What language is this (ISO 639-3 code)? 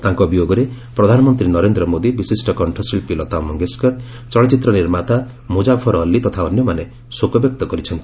ori